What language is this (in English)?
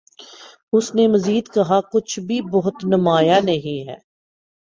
Urdu